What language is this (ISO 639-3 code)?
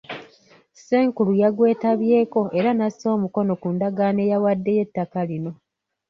lug